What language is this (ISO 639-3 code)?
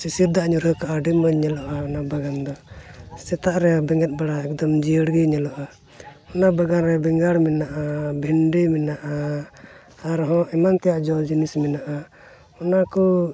sat